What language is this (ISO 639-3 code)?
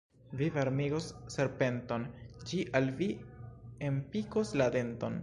epo